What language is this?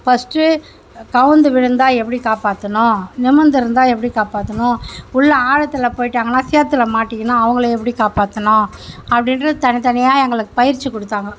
Tamil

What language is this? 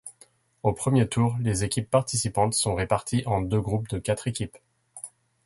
French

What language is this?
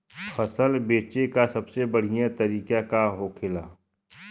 Bhojpuri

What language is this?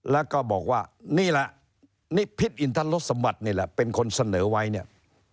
Thai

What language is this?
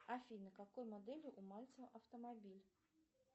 Russian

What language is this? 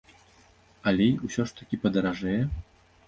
Belarusian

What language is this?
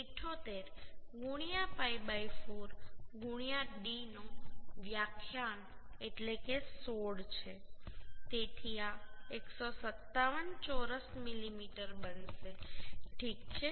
Gujarati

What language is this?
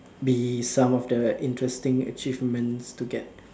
English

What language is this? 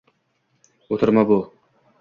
Uzbek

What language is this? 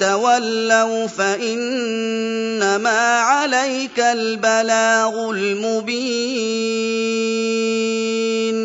Arabic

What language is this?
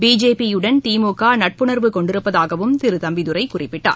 Tamil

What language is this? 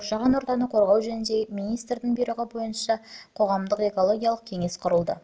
Kazakh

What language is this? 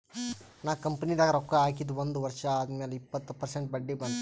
Kannada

